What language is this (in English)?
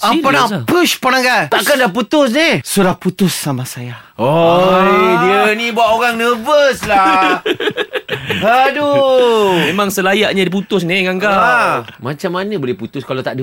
Malay